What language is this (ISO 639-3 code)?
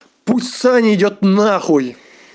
rus